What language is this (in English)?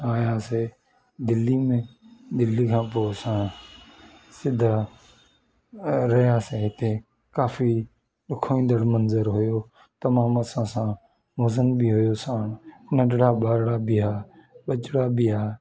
Sindhi